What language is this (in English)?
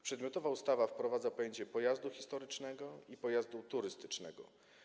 Polish